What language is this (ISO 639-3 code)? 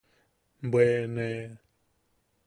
yaq